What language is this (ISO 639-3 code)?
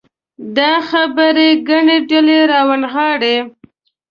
pus